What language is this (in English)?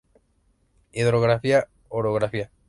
Spanish